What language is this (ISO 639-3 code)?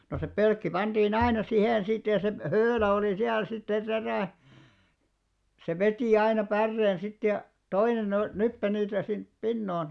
fin